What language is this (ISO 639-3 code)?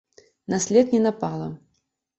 bel